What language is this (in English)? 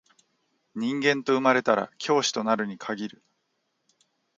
Japanese